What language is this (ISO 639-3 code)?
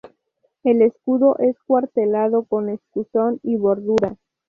spa